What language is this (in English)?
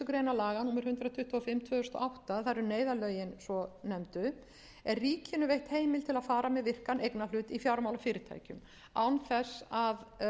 Icelandic